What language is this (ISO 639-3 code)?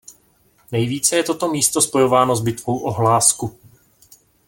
ces